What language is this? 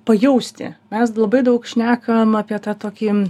Lithuanian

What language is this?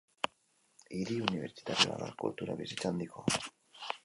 Basque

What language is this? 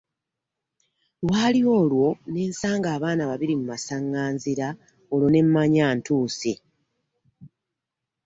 Ganda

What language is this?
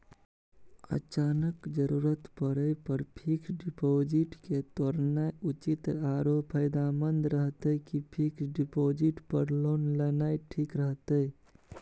Maithili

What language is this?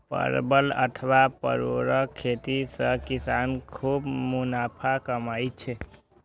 Maithili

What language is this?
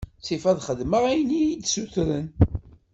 Kabyle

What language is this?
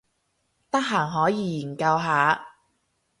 Cantonese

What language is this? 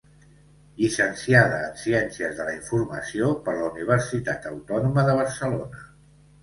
Catalan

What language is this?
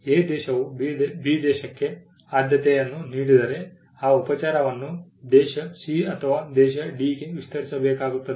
Kannada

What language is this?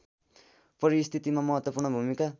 Nepali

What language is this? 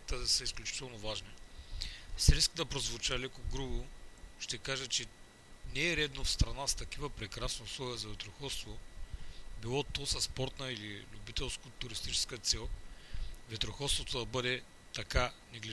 Bulgarian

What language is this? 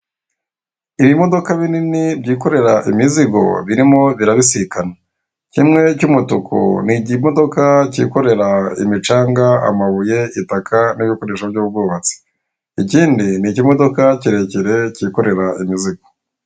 Kinyarwanda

